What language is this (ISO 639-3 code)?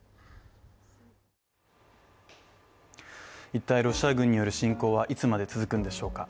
jpn